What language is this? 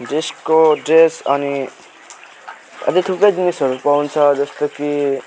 Nepali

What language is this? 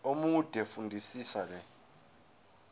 Zulu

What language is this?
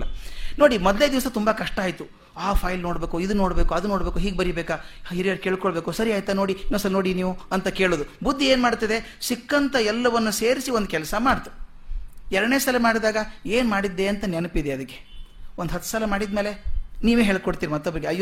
Kannada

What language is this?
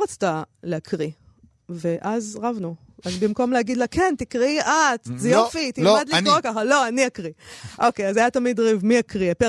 Hebrew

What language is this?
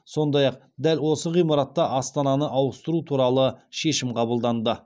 Kazakh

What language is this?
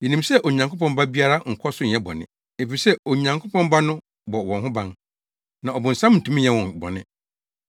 Akan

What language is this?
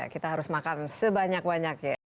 Indonesian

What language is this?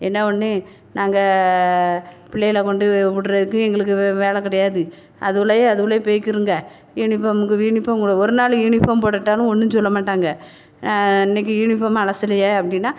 Tamil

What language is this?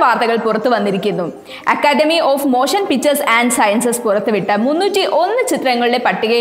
Hindi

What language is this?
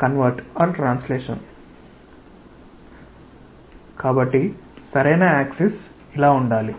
Telugu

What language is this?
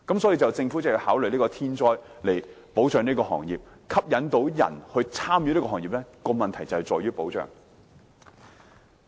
Cantonese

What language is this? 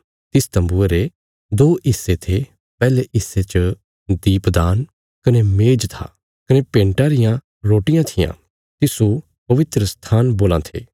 Bilaspuri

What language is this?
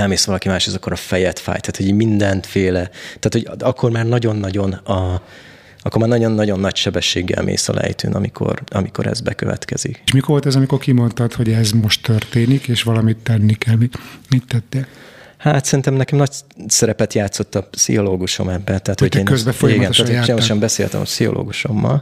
Hungarian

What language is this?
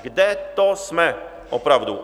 Czech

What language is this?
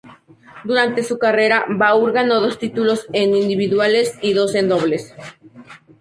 Spanish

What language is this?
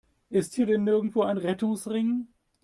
German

